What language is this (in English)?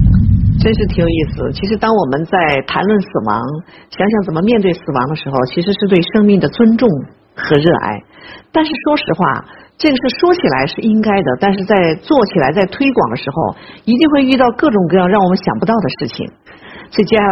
Chinese